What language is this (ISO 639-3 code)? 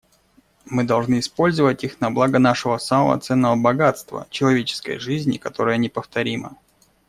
rus